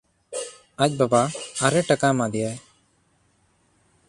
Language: Santali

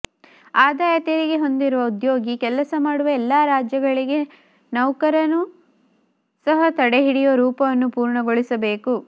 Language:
Kannada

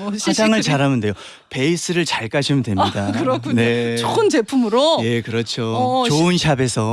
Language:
Korean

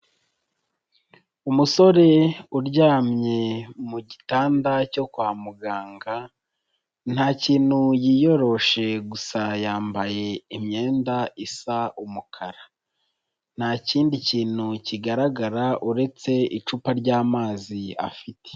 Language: Kinyarwanda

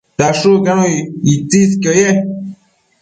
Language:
Matsés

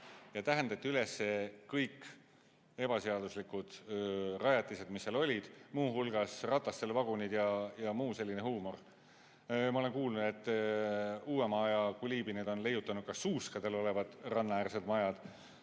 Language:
Estonian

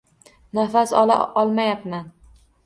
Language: Uzbek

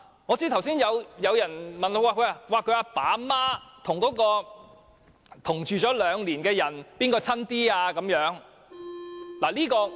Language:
Cantonese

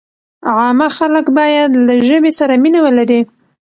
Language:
Pashto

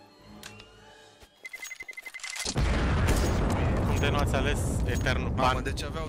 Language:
Romanian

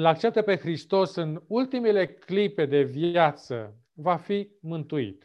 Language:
Romanian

